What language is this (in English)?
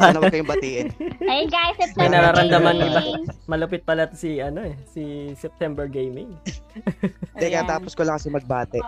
Filipino